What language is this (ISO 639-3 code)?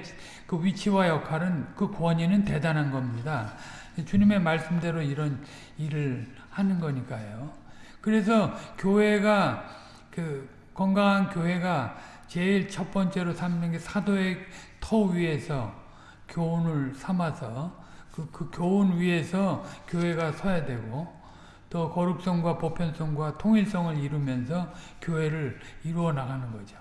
kor